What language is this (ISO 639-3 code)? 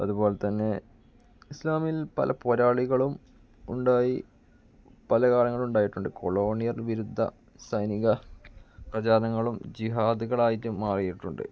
mal